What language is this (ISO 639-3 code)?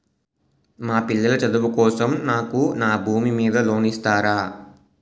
tel